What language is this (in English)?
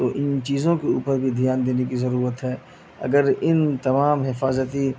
Urdu